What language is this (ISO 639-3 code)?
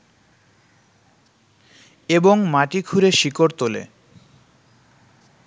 ben